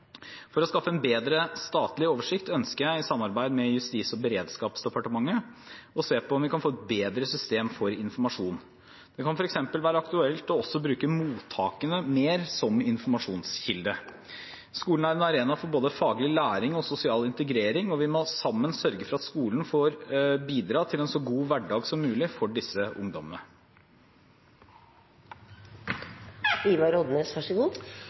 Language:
Norwegian Bokmål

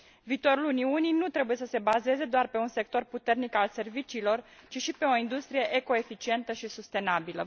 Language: Romanian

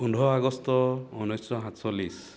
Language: Assamese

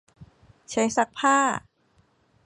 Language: Thai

